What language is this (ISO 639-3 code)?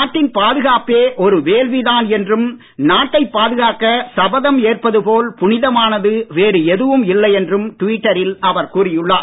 tam